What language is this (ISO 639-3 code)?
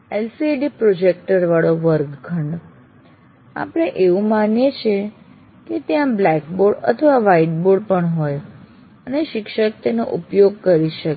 guj